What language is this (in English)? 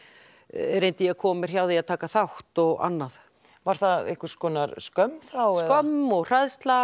Icelandic